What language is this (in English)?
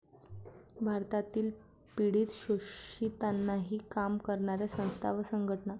Marathi